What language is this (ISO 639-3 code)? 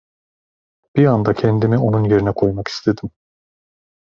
tur